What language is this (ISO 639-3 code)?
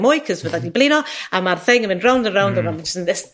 cym